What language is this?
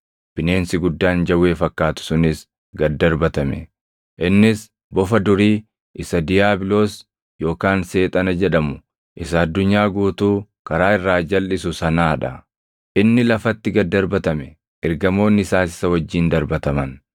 Oromo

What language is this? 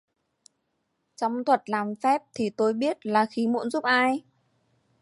Vietnamese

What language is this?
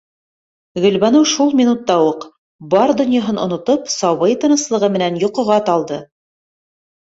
Bashkir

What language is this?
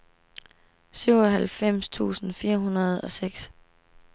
Danish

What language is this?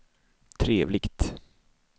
Swedish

